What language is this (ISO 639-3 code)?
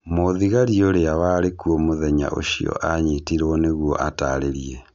kik